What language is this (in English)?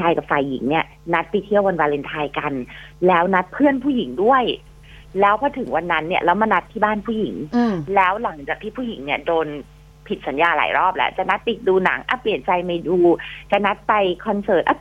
Thai